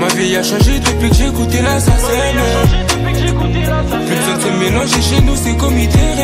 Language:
French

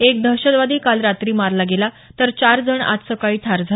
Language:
Marathi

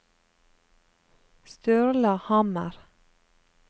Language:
Norwegian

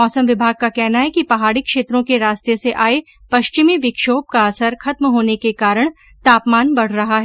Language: Hindi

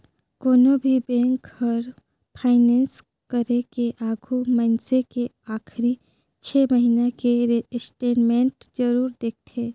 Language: Chhattisgarhi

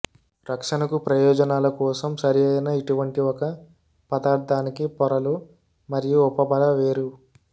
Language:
Telugu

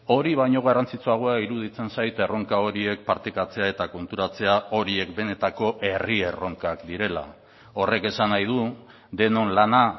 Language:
Basque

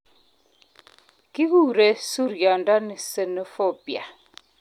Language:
Kalenjin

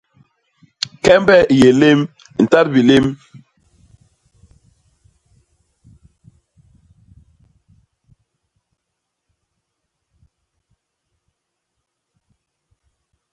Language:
Basaa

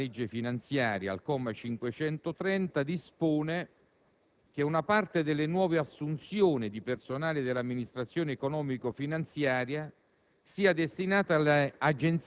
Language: Italian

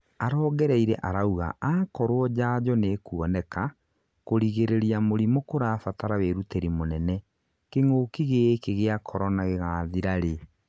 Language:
Kikuyu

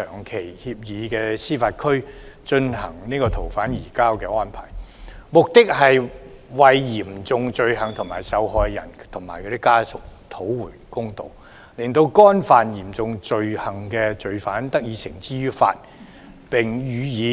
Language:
Cantonese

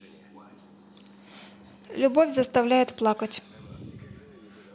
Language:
Russian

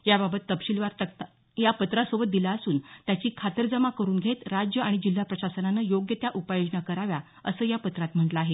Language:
Marathi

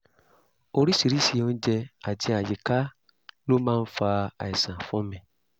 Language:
Yoruba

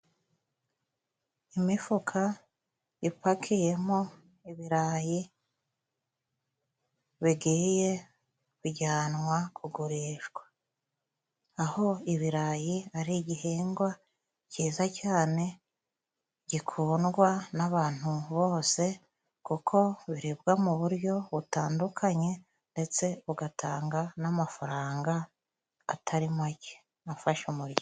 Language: Kinyarwanda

